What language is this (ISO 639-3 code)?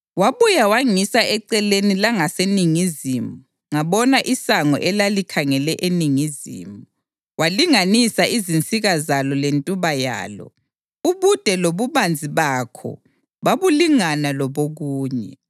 nde